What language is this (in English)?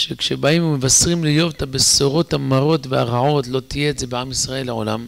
Hebrew